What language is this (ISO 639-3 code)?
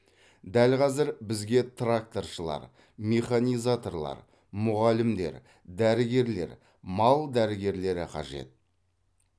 kaz